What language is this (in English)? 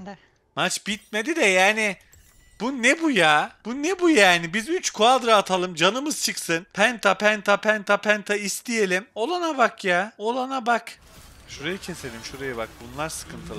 Turkish